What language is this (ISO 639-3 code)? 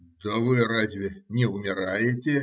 rus